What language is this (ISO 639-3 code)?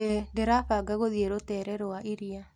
kik